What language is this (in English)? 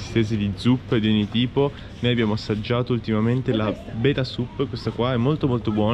Italian